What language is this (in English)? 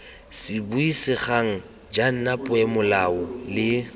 Tswana